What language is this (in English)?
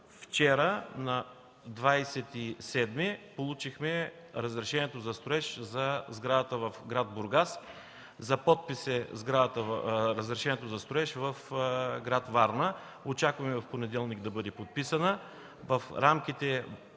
Bulgarian